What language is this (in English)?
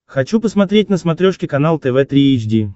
Russian